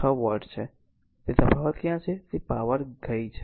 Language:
Gujarati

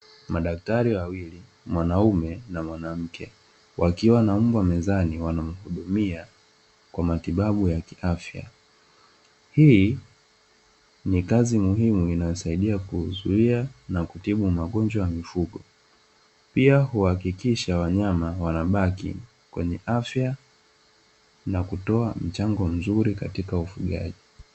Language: Swahili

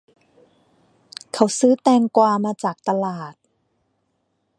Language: Thai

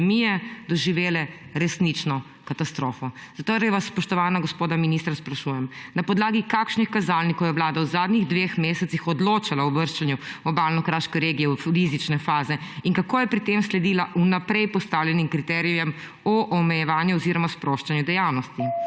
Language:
Slovenian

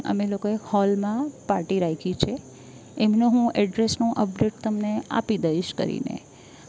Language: Gujarati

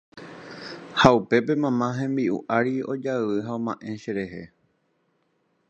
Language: Guarani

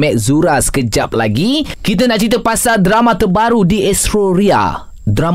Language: Malay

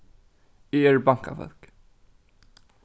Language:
Faroese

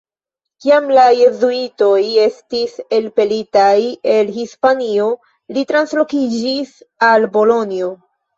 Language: Esperanto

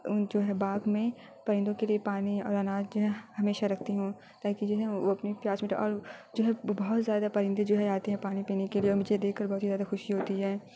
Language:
Urdu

